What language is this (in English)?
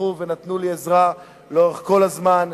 Hebrew